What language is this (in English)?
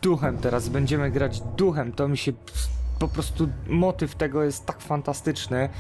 Polish